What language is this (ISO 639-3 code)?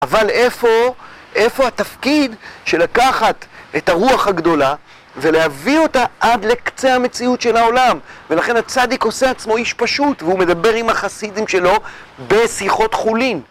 heb